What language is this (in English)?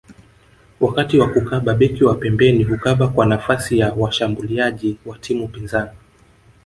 Swahili